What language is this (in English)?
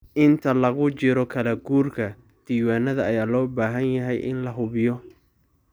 Somali